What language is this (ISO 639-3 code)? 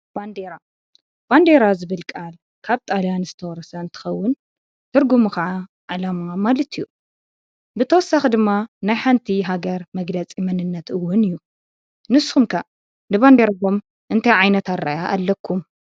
tir